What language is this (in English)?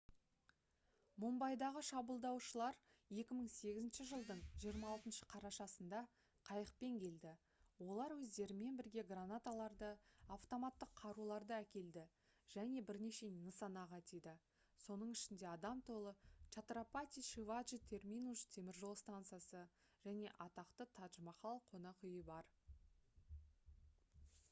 Kazakh